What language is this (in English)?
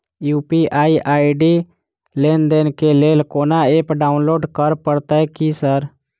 Maithili